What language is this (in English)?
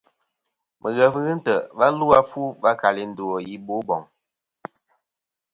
Kom